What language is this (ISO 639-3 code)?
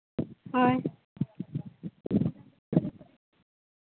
sat